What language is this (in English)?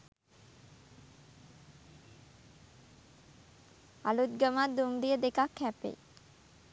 Sinhala